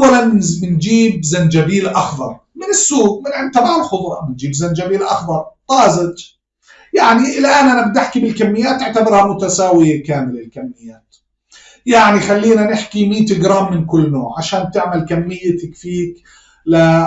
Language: Arabic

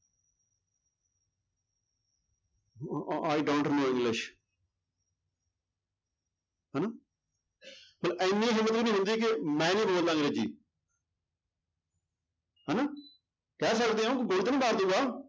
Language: Punjabi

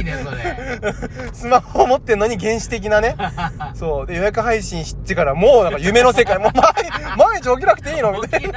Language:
Japanese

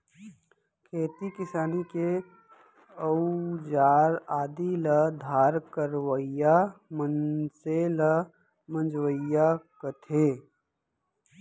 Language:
Chhattisgarhi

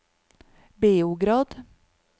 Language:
Norwegian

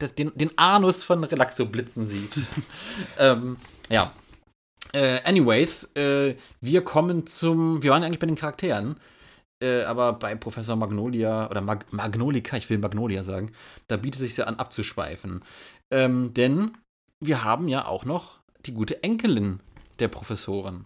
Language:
German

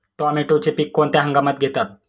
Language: Marathi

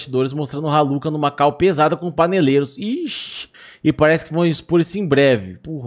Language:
Portuguese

